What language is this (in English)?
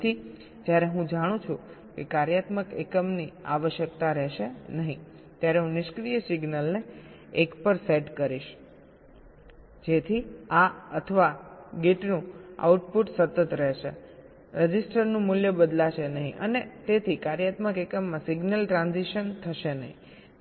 Gujarati